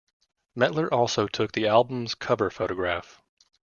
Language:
English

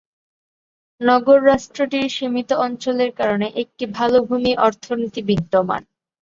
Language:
Bangla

